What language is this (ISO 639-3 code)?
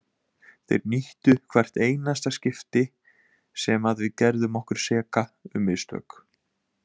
isl